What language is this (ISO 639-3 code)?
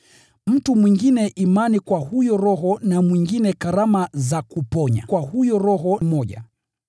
swa